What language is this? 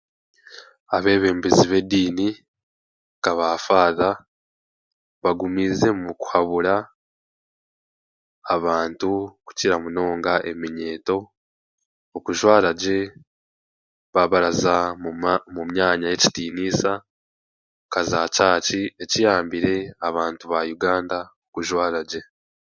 Chiga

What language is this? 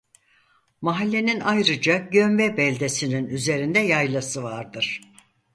Turkish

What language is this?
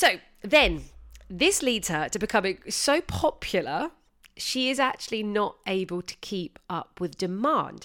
English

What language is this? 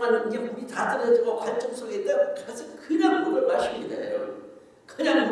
Korean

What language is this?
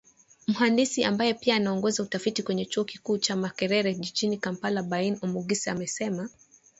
Swahili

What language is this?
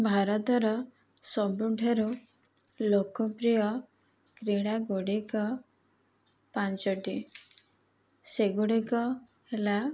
Odia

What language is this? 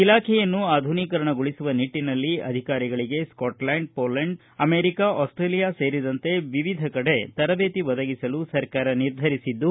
Kannada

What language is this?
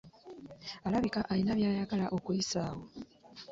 Ganda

